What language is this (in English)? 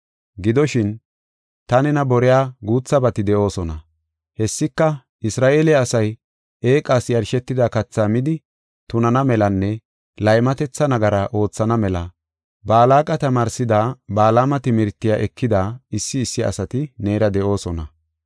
Gofa